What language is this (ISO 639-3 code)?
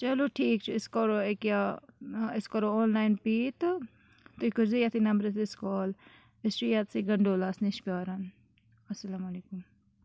kas